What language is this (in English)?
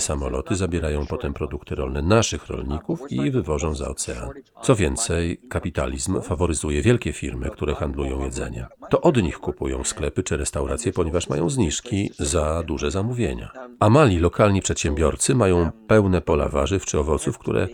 Polish